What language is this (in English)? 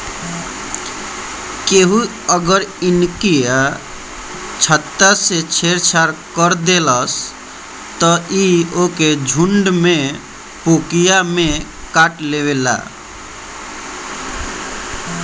Bhojpuri